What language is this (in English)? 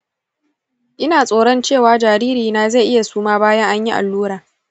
Hausa